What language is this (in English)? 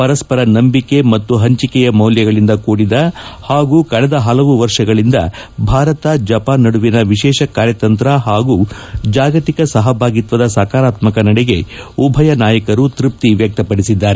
Kannada